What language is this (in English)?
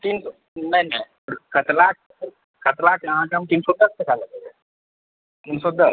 Maithili